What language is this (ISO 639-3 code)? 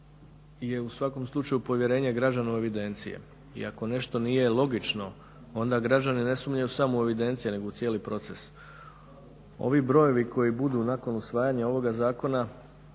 hrv